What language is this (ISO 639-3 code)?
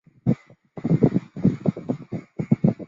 zho